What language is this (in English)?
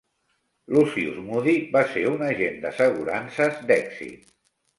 Catalan